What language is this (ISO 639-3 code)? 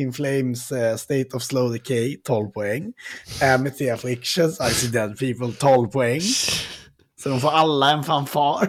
swe